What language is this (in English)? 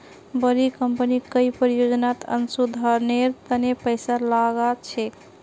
Magahi